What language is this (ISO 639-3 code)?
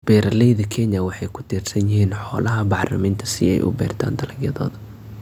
som